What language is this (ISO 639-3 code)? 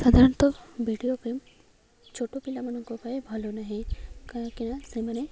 ori